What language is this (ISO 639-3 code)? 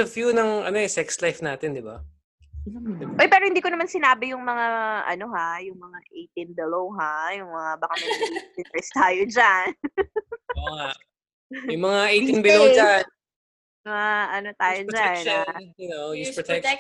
fil